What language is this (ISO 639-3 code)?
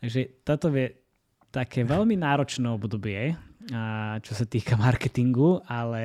slk